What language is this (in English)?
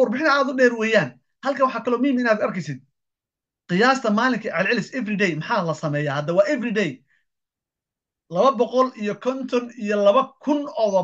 Arabic